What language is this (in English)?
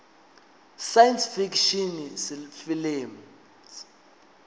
Venda